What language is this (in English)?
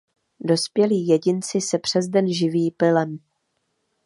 Czech